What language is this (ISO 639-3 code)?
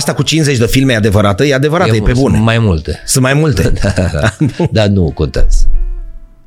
ron